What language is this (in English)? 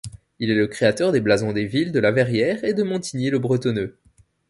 French